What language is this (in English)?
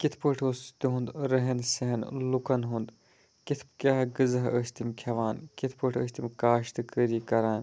Kashmiri